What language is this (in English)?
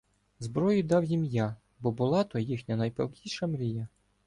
Ukrainian